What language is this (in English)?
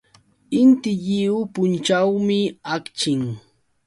Yauyos Quechua